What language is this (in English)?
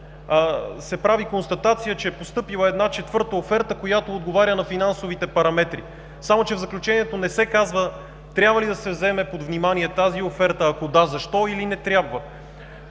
Bulgarian